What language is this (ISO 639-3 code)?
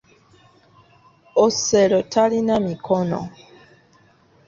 lug